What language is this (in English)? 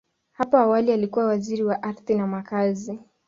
Swahili